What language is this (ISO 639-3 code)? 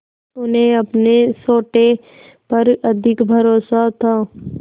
hin